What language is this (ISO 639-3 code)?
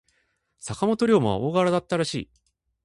jpn